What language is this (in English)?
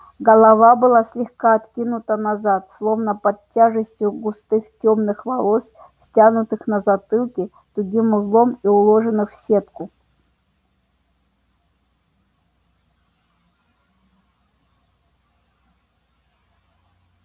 Russian